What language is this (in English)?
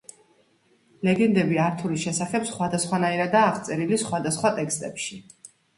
Georgian